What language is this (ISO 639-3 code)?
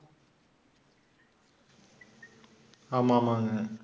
tam